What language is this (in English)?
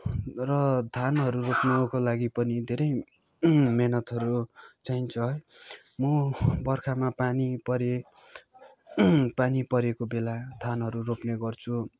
Nepali